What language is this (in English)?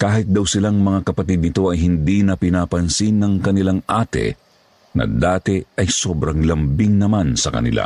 Filipino